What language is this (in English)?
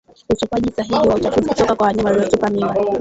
Swahili